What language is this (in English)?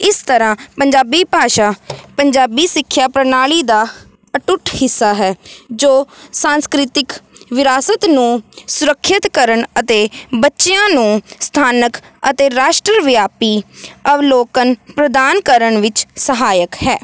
Punjabi